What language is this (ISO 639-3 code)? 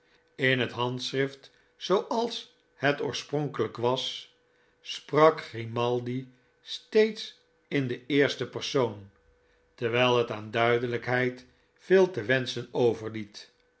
nld